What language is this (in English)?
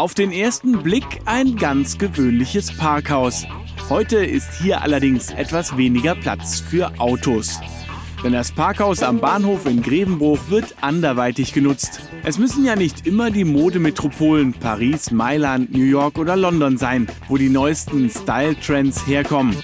German